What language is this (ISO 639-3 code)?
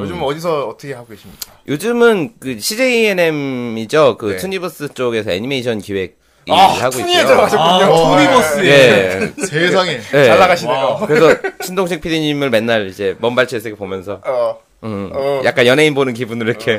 kor